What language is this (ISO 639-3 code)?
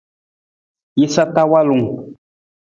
nmz